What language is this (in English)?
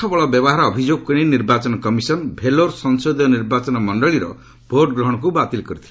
Odia